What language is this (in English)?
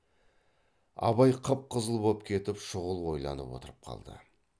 Kazakh